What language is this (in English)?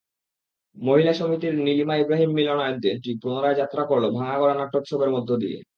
Bangla